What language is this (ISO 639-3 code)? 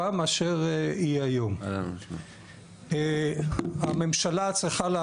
heb